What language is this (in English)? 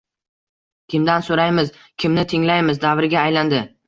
Uzbek